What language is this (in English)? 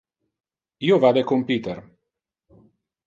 Interlingua